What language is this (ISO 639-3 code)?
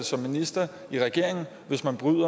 dan